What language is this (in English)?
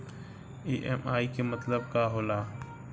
Bhojpuri